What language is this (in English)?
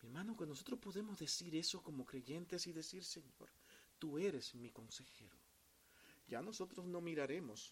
Spanish